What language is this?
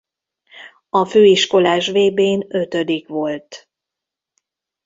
Hungarian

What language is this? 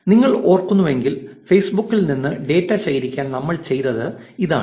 Malayalam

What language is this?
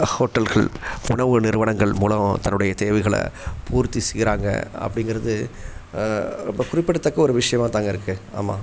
Tamil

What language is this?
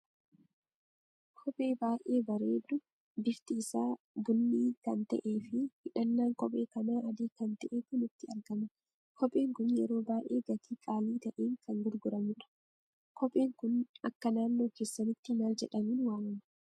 Oromo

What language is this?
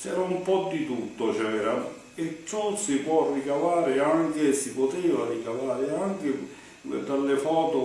Italian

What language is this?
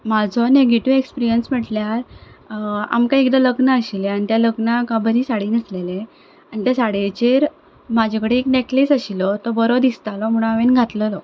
Konkani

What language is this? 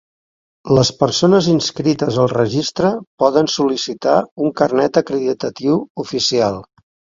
Catalan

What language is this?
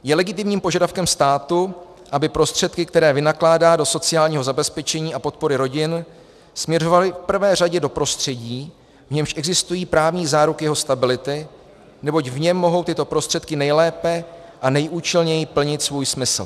Czech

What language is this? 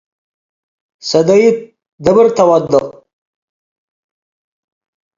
Tigre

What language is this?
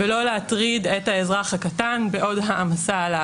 Hebrew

